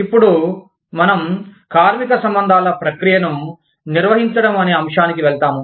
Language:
Telugu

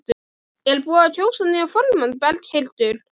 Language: Icelandic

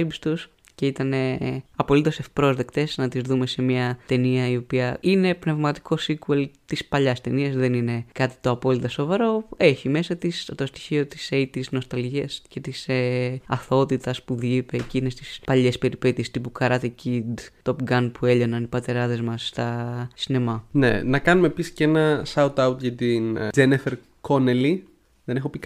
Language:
Greek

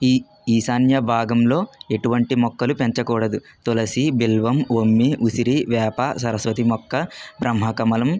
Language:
Telugu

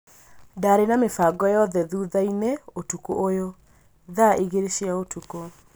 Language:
Kikuyu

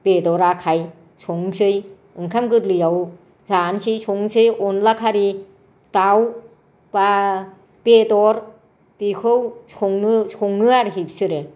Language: Bodo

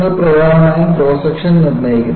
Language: Malayalam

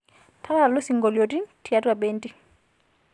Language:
Masai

